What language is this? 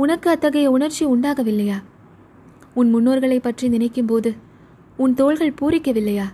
Tamil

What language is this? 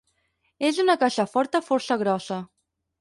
Catalan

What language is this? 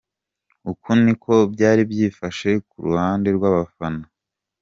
Kinyarwanda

